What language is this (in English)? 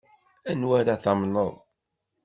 Kabyle